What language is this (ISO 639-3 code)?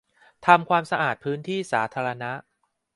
tha